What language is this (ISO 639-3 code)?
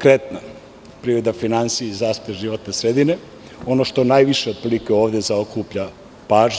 srp